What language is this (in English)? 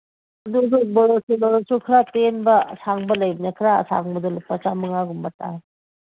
Manipuri